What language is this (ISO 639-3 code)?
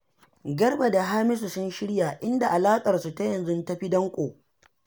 hau